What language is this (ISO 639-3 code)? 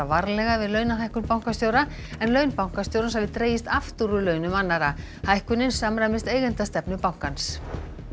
isl